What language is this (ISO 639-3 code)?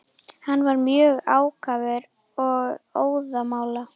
isl